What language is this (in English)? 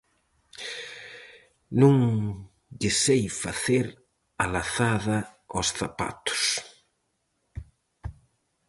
Galician